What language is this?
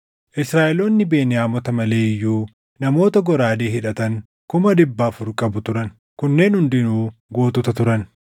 Oromo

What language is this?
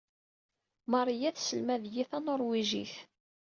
Kabyle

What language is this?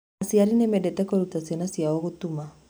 Kikuyu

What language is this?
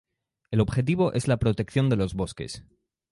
Spanish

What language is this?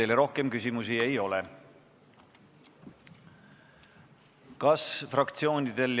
Estonian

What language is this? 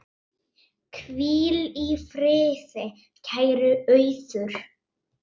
Icelandic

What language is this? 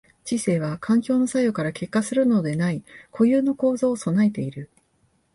Japanese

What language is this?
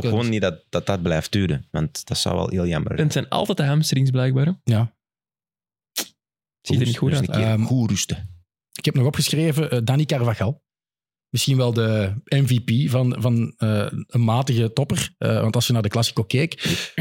Dutch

